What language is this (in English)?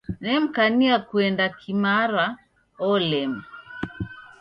Taita